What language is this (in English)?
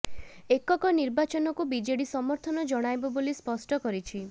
Odia